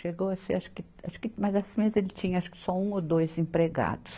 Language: Portuguese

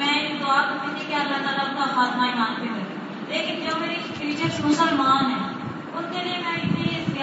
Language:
Urdu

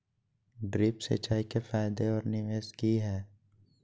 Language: Magahi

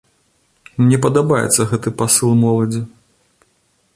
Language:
Belarusian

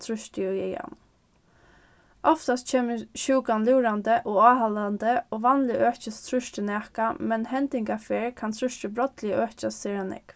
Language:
Faroese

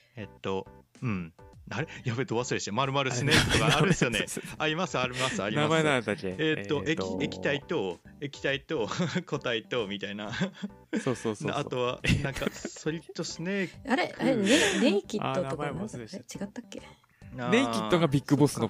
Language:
Japanese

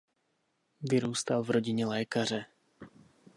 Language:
Czech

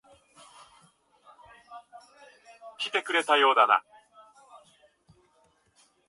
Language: Japanese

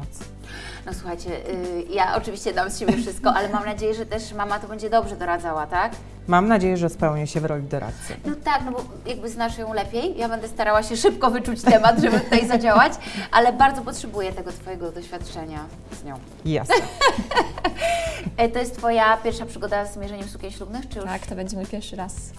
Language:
Polish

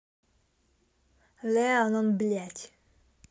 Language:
Russian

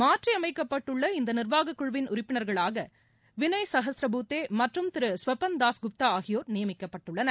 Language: Tamil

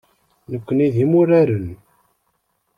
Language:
Kabyle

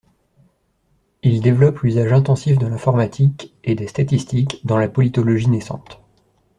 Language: French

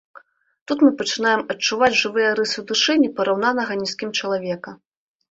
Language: Belarusian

